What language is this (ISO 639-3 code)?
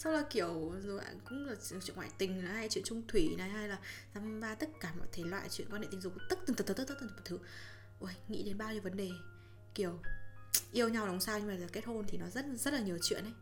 vie